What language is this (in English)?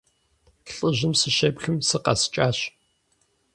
Kabardian